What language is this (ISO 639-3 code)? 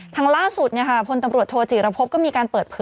tha